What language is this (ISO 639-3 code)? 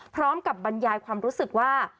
tha